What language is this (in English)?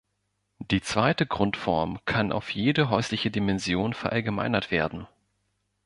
German